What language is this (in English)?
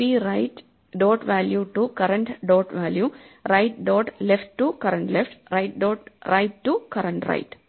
Malayalam